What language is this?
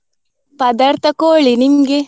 Kannada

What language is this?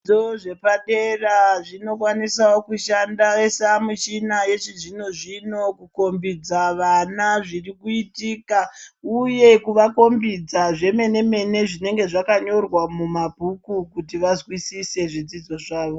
Ndau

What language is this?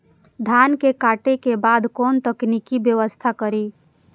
Maithili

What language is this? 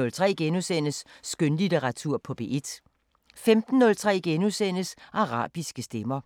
Danish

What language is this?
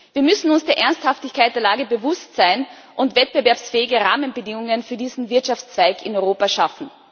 German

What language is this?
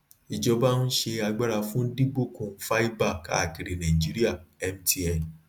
Yoruba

